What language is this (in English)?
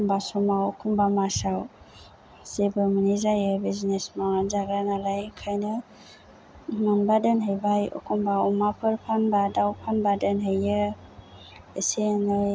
Bodo